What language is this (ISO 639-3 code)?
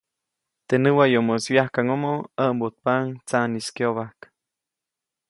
zoc